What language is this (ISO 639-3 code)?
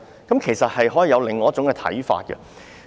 yue